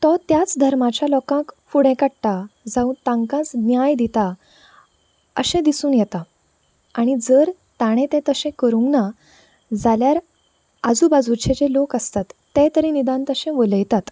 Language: Konkani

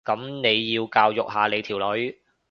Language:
Cantonese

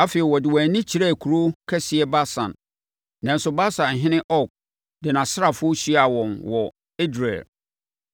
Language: Akan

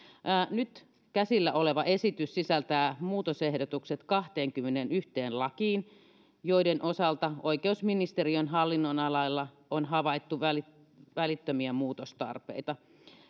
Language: Finnish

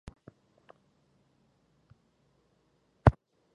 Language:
Guarani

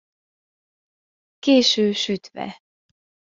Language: Hungarian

